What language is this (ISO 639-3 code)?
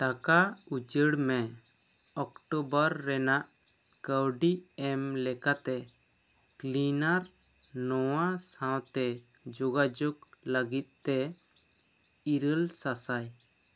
sat